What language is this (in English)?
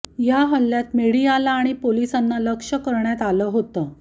Marathi